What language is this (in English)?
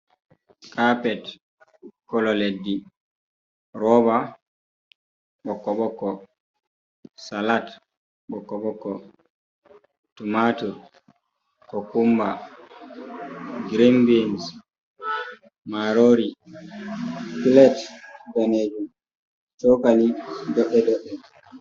Fula